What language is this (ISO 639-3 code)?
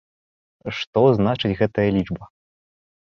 bel